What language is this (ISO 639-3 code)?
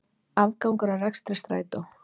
isl